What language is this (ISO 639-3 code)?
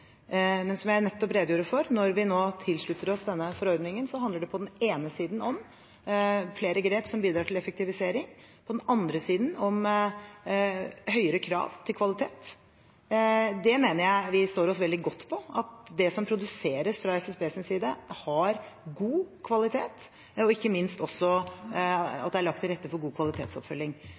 nob